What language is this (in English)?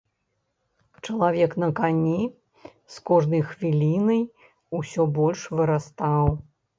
Belarusian